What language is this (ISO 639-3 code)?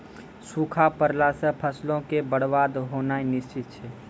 mai